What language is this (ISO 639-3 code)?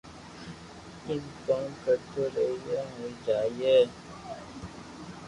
lrk